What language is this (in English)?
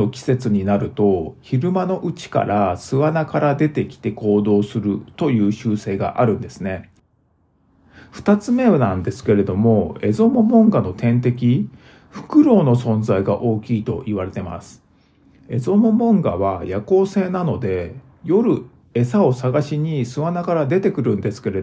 Japanese